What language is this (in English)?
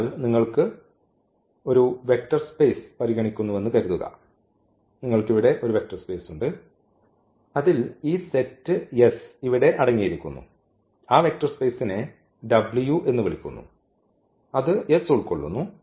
Malayalam